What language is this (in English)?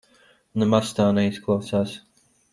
Latvian